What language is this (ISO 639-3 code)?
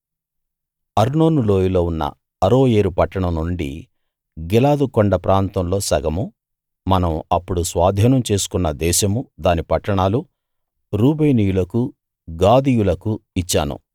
tel